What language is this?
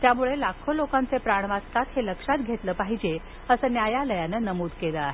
Marathi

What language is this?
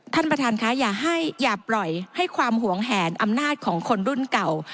Thai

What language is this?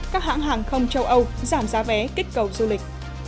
Vietnamese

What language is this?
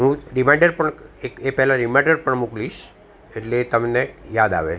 Gujarati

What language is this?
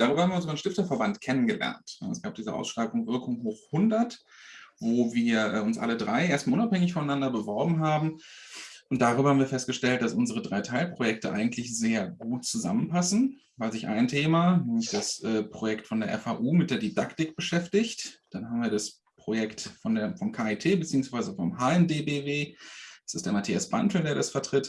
German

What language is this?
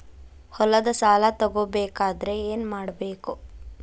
Kannada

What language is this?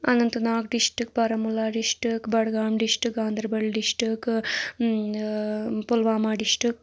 Kashmiri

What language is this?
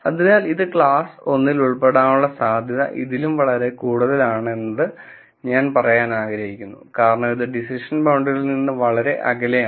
Malayalam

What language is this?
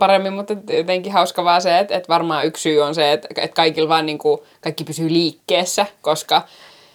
Finnish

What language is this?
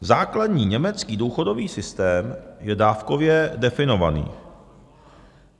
Czech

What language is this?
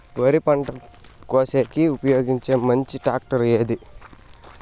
Telugu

